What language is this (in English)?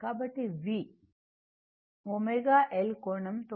Telugu